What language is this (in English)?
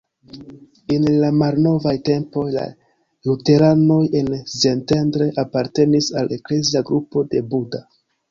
Esperanto